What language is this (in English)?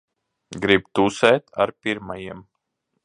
Latvian